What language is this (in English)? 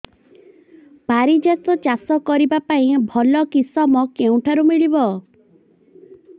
Odia